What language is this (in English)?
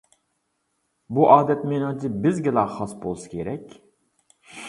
Uyghur